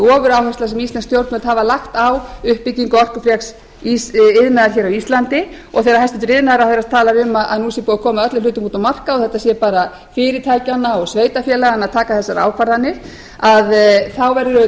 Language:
Icelandic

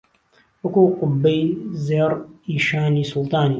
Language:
Central Kurdish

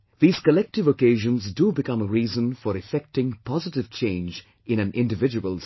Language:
English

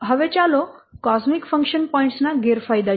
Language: Gujarati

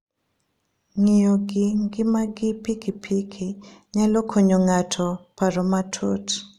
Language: Luo (Kenya and Tanzania)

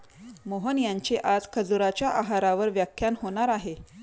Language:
Marathi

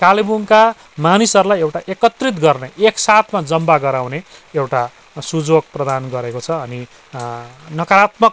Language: Nepali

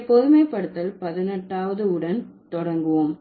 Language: Tamil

